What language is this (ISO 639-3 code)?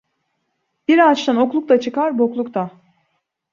tur